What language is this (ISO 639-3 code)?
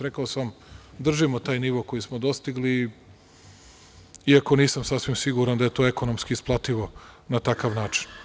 srp